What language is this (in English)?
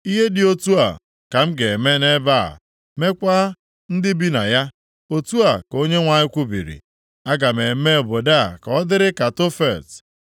Igbo